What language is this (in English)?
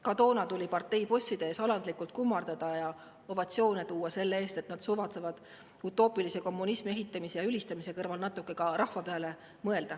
Estonian